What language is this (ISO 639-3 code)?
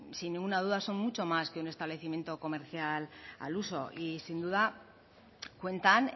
spa